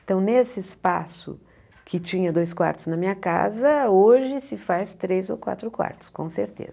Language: Portuguese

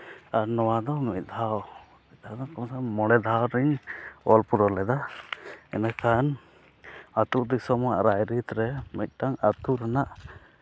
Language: Santali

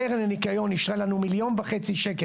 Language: Hebrew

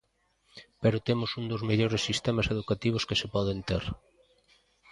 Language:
Galician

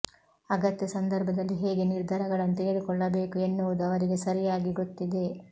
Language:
Kannada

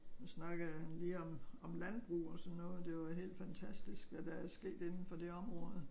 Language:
Danish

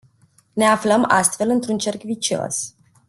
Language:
Romanian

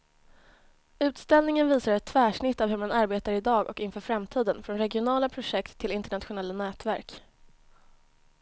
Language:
Swedish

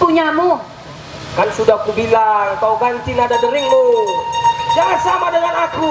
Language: Indonesian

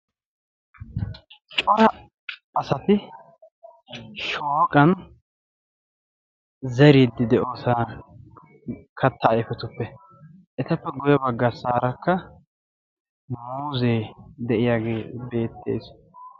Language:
Wolaytta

